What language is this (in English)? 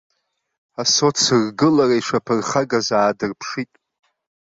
Abkhazian